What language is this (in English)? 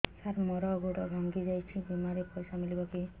Odia